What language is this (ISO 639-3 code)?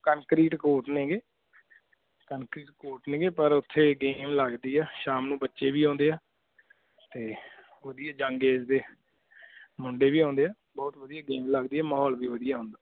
pan